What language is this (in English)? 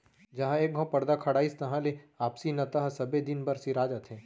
Chhattisgarhi